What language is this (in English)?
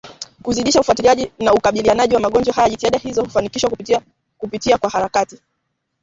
Swahili